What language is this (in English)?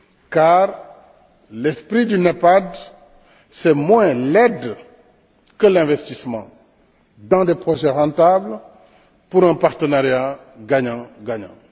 French